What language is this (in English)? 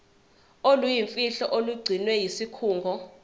Zulu